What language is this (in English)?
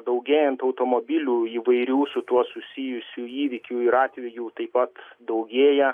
Lithuanian